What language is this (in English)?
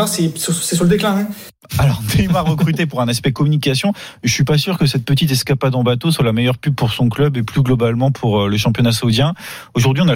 French